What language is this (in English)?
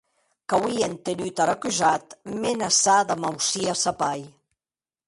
Occitan